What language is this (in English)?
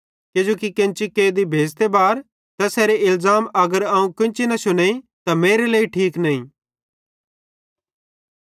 Bhadrawahi